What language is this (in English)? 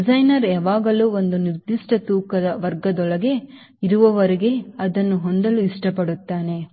Kannada